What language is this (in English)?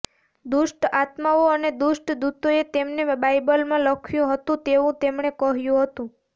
Gujarati